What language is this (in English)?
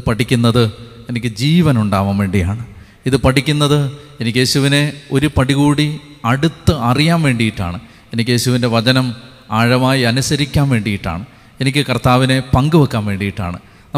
Malayalam